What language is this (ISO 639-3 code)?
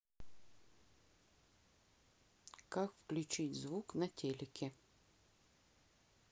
rus